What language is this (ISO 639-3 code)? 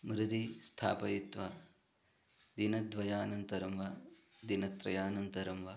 san